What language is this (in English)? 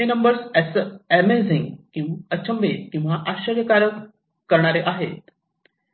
Marathi